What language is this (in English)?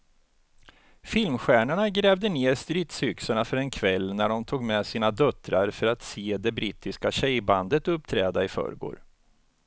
Swedish